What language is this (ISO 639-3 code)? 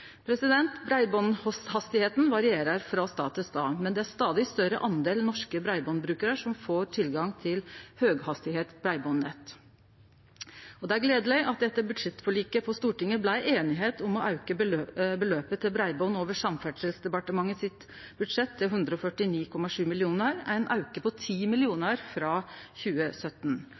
nno